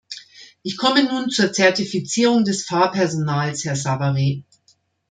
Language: German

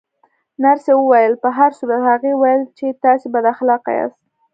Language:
Pashto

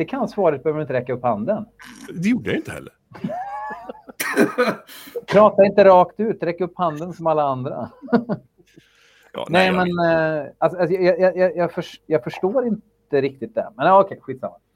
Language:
Swedish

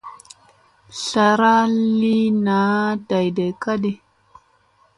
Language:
Musey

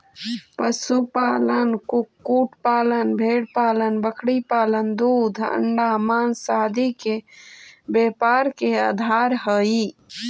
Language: Magahi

